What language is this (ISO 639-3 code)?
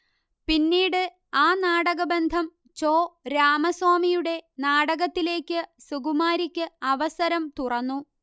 mal